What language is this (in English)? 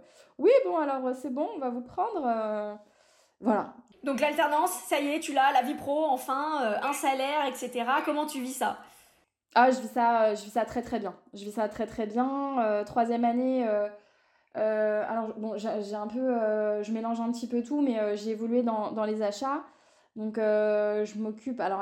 French